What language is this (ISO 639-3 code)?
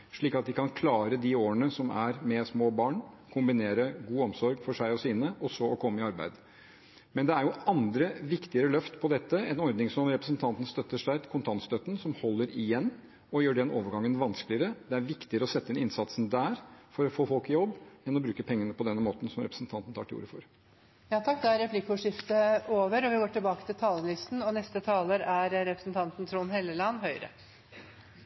nor